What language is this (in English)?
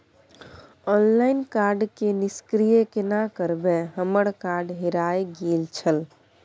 Maithili